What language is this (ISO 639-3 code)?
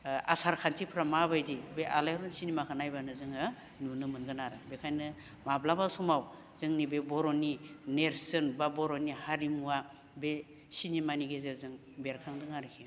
brx